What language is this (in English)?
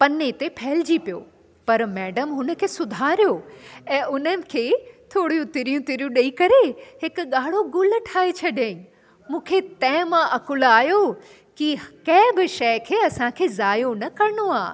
Sindhi